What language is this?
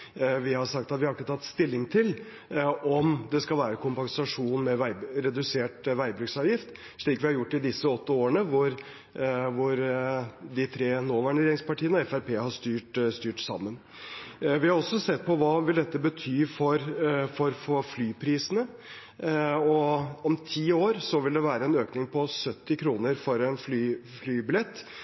Norwegian Bokmål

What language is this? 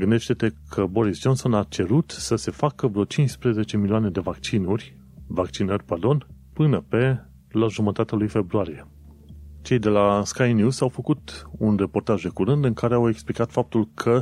Romanian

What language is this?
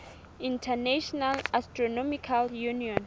Southern Sotho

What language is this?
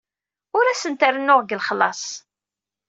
Kabyle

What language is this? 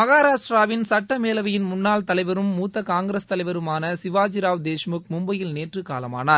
Tamil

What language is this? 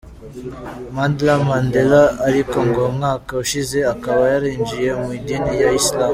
Kinyarwanda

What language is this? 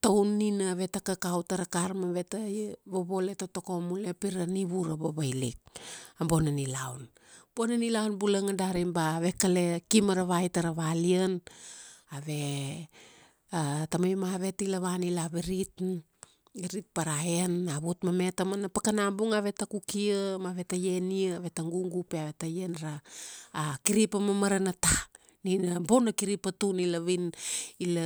Kuanua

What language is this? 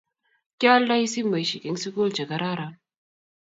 Kalenjin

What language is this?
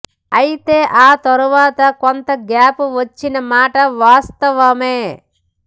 Telugu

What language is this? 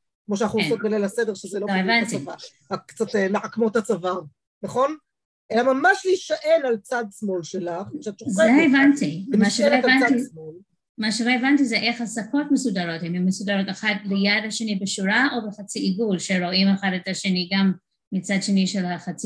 Hebrew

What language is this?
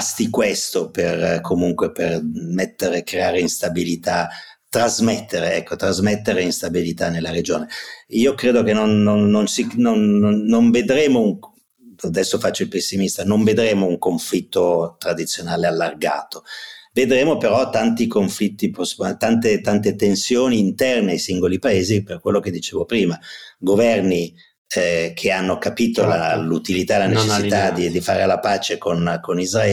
Italian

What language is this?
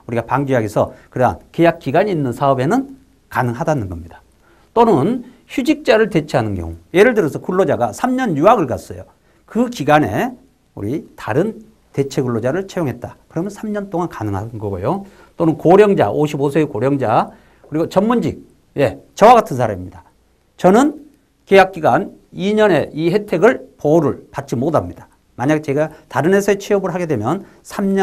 Korean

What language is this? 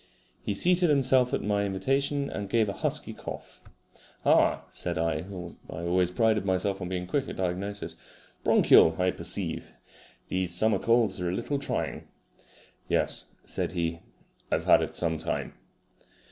English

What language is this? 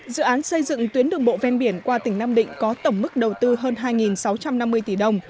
Vietnamese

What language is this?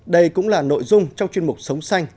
Vietnamese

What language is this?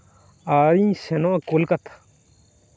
Santali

